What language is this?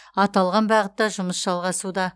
Kazakh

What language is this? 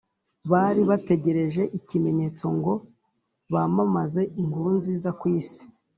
Kinyarwanda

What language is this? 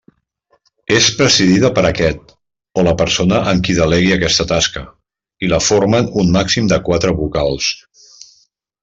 Catalan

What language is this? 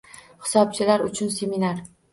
Uzbek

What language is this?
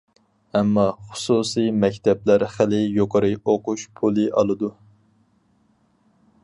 Uyghur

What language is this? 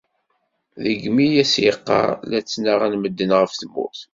Kabyle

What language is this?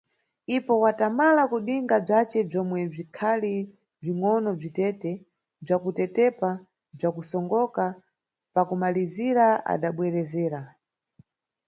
Nyungwe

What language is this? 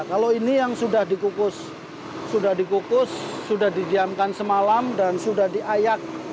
Indonesian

